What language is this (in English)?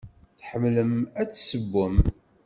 Kabyle